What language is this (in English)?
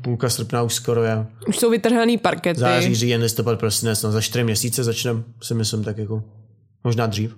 Czech